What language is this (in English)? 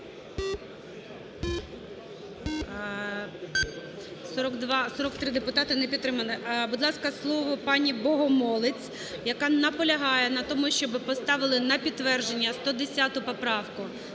Ukrainian